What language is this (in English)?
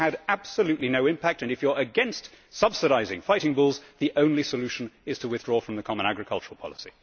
English